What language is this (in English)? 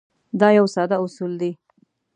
Pashto